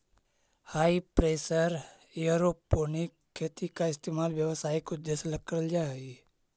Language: Magahi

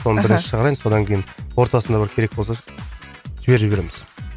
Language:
Kazakh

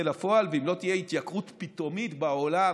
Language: Hebrew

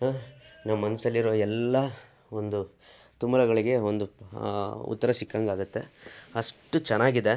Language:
Kannada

